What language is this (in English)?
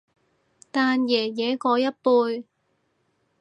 Cantonese